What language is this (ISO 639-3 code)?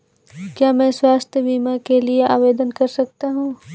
hin